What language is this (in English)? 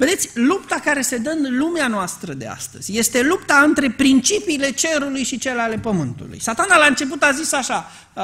Romanian